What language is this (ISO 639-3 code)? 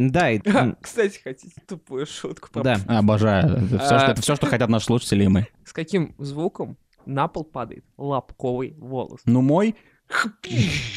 rus